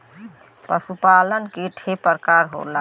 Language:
Bhojpuri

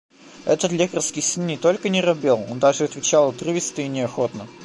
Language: Russian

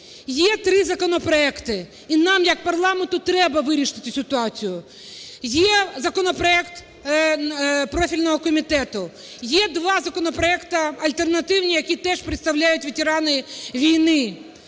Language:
Ukrainian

